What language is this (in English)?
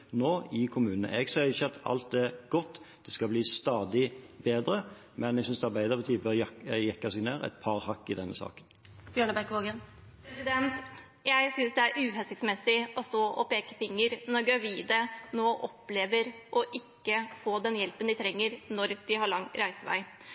Norwegian